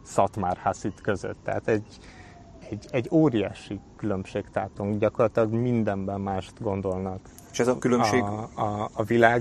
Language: Hungarian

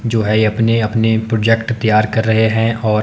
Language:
Hindi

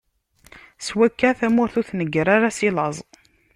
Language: Kabyle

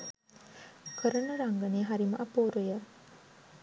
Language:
Sinhala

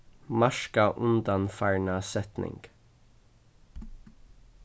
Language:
Faroese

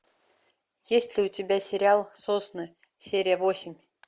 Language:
Russian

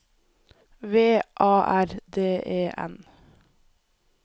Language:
Norwegian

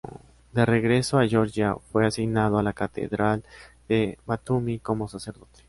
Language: Spanish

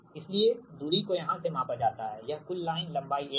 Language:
Hindi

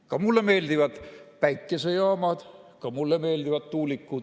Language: Estonian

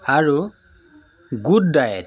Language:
Assamese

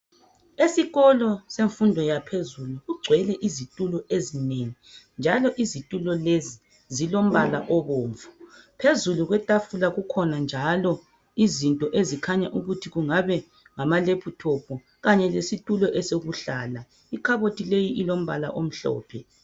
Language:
North Ndebele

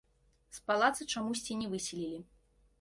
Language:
Belarusian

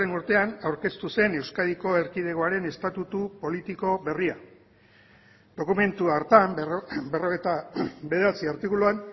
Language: Basque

